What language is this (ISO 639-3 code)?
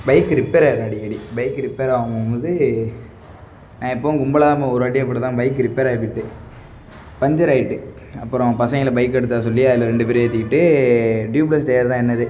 tam